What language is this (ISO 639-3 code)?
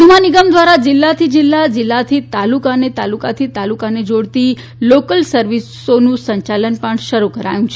guj